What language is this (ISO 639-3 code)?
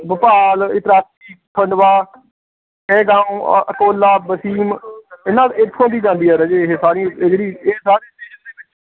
pan